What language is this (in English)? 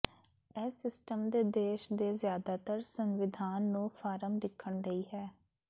Punjabi